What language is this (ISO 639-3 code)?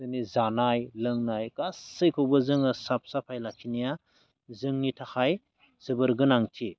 brx